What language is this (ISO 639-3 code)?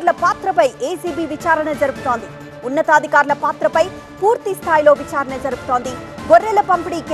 tel